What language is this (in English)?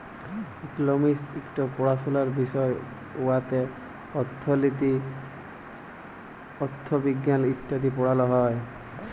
Bangla